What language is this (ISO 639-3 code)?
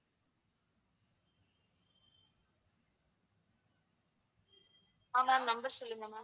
tam